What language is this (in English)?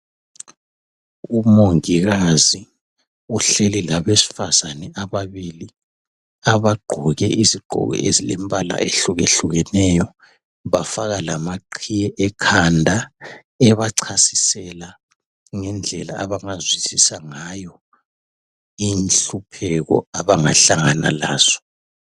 North Ndebele